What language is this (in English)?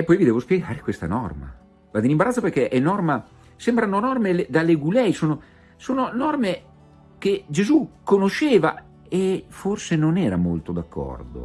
Italian